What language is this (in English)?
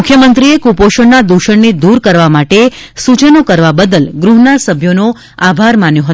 Gujarati